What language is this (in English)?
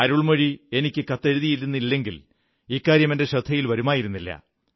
Malayalam